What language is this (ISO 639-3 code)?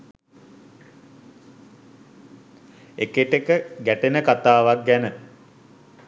sin